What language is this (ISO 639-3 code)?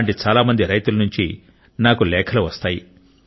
tel